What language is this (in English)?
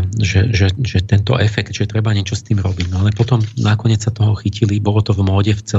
Slovak